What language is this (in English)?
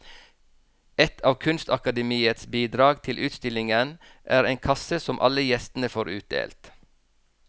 Norwegian